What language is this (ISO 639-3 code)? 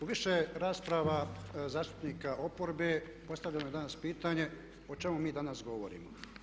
hrv